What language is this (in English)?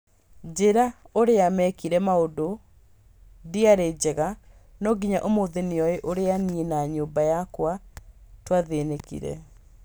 Kikuyu